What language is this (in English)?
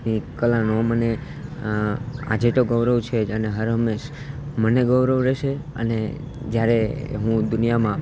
Gujarati